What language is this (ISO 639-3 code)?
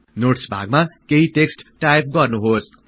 nep